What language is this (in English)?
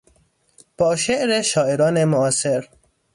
Persian